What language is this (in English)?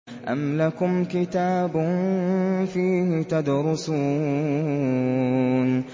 Arabic